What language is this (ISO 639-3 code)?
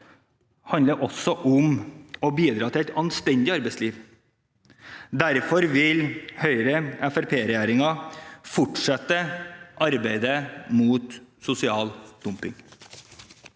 nor